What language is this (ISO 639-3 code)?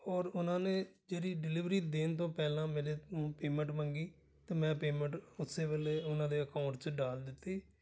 pan